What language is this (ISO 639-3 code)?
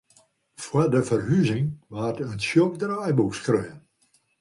fry